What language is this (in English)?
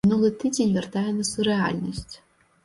Belarusian